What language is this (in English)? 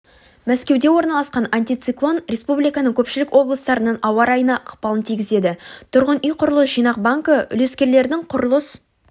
Kazakh